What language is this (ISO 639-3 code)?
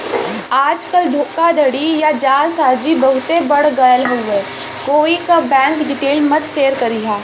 bho